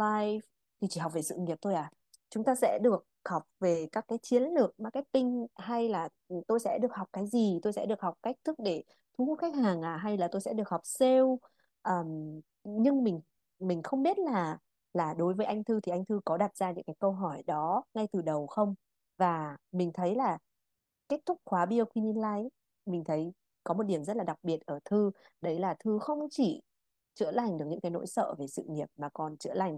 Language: Vietnamese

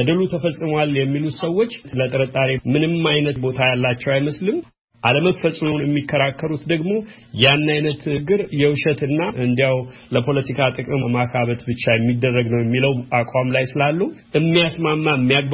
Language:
Amharic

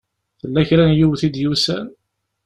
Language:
Kabyle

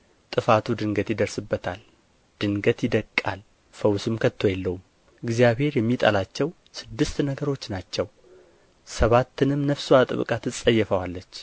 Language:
Amharic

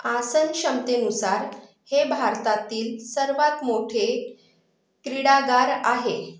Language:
Marathi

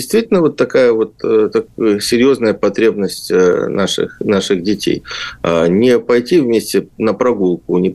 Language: Russian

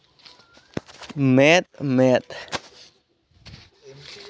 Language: Santali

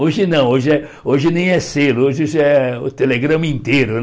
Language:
Portuguese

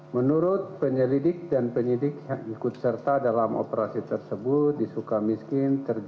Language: Indonesian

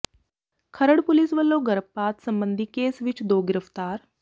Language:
Punjabi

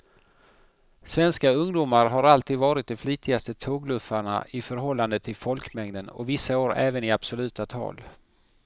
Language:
Swedish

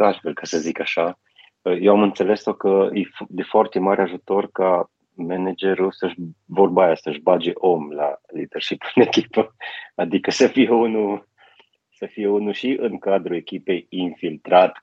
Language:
Romanian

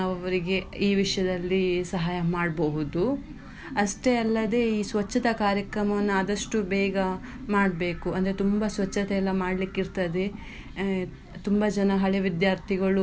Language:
Kannada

